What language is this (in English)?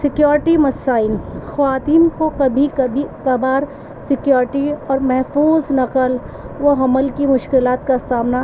Urdu